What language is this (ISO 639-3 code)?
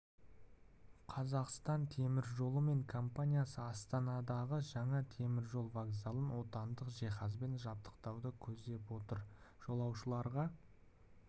kaz